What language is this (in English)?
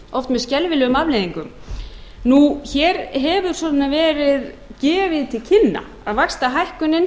Icelandic